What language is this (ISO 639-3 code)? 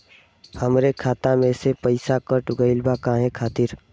bho